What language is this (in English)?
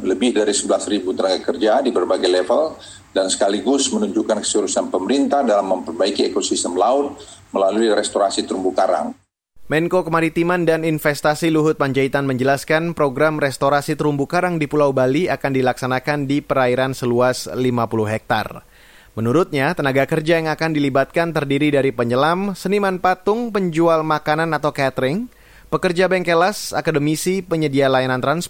Indonesian